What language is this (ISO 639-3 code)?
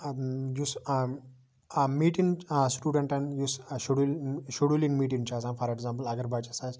kas